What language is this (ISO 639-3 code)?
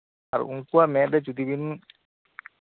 sat